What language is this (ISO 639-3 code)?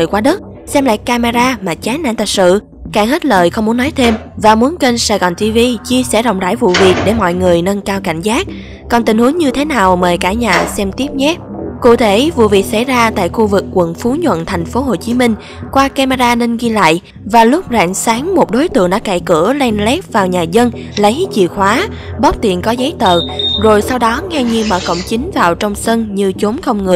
vie